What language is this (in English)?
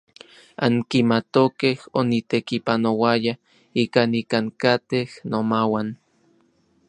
Orizaba Nahuatl